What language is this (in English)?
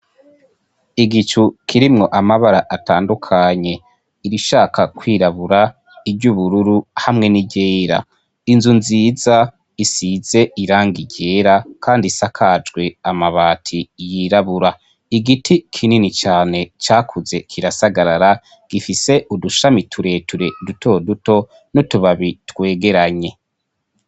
Rundi